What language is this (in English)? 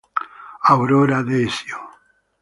Italian